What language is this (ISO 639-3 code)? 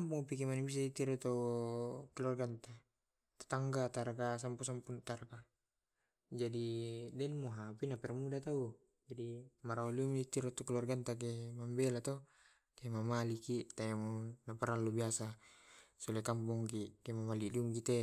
rob